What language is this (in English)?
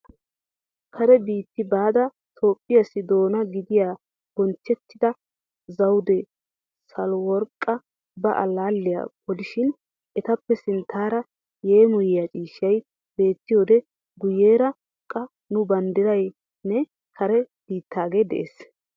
Wolaytta